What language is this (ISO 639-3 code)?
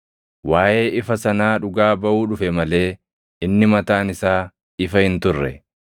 orm